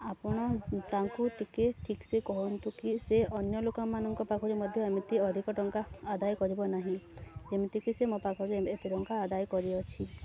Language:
Odia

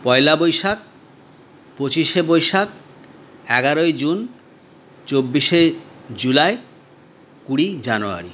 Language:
Bangla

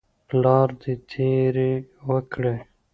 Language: Pashto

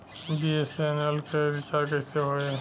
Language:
Bhojpuri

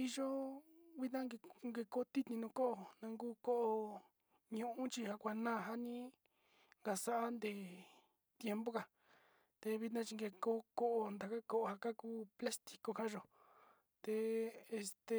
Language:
Sinicahua Mixtec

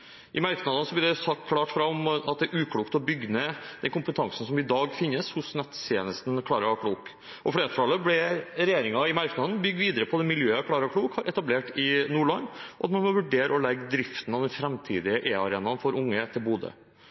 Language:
Norwegian Bokmål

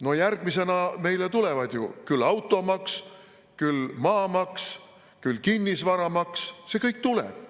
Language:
Estonian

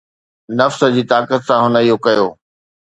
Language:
Sindhi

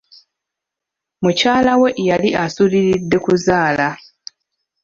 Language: Ganda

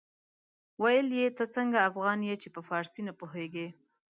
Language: Pashto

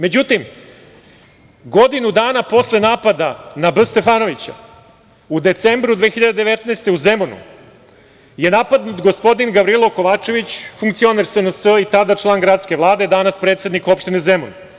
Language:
Serbian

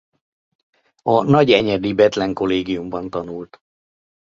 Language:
Hungarian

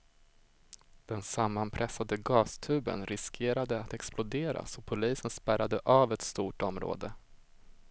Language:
Swedish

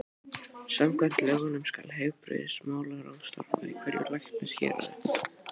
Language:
Icelandic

